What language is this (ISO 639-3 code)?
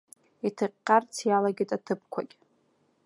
abk